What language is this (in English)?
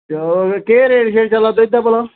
Dogri